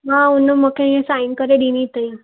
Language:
Sindhi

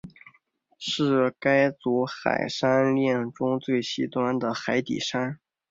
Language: Chinese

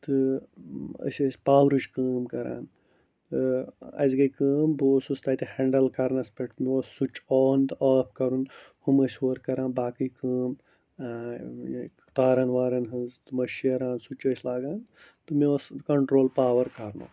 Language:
Kashmiri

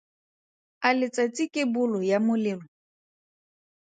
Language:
Tswana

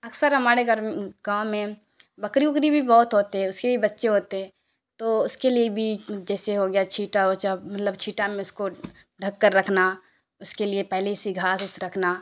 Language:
Urdu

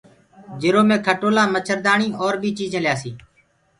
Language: Gurgula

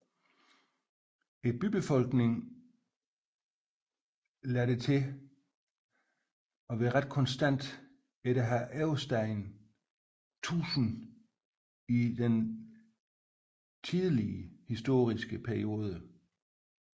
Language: Danish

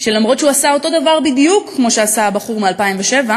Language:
Hebrew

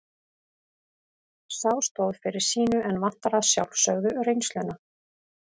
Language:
Icelandic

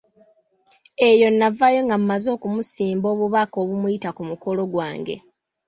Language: Ganda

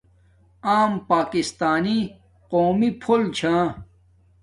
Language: Domaaki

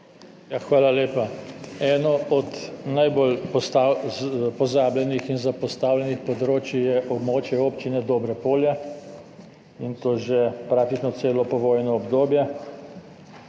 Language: Slovenian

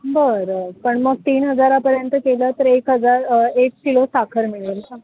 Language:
Marathi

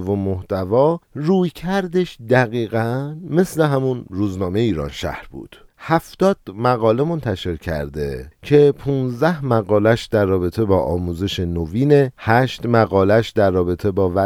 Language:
Persian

